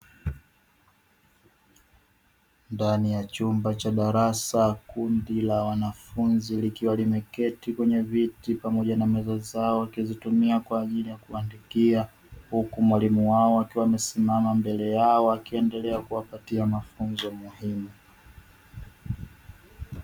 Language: Swahili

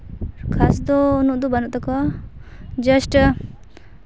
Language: Santali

